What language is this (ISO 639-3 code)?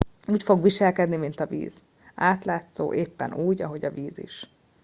hun